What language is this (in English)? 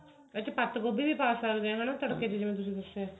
Punjabi